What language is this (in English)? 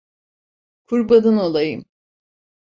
Turkish